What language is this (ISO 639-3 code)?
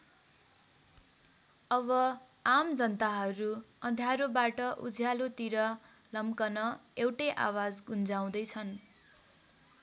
nep